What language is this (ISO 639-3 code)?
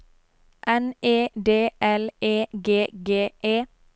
nor